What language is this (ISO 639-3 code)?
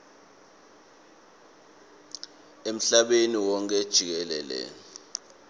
ssw